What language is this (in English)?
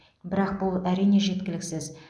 Kazakh